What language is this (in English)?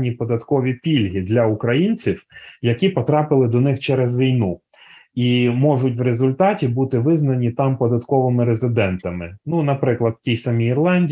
Ukrainian